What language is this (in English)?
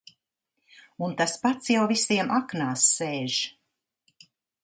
Latvian